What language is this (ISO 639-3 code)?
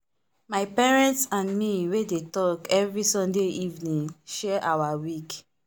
pcm